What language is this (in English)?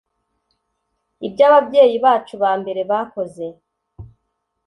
Kinyarwanda